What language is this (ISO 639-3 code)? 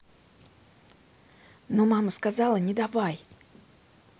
rus